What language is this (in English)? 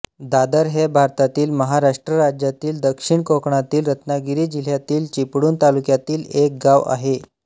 Marathi